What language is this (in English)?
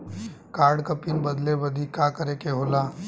Bhojpuri